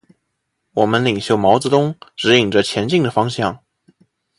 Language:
Chinese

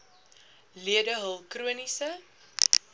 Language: Afrikaans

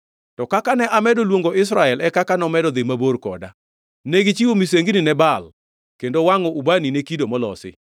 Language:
Luo (Kenya and Tanzania)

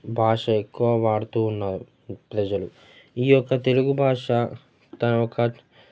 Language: Telugu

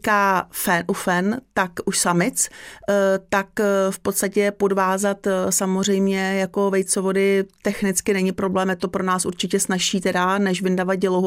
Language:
Czech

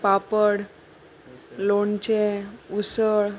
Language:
Konkani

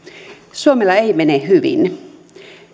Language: Finnish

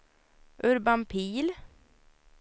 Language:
Swedish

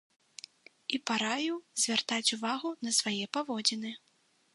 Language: Belarusian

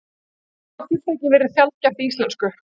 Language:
Icelandic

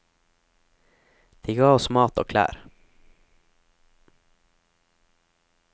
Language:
Norwegian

